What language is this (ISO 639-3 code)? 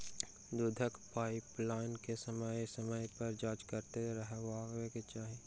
mai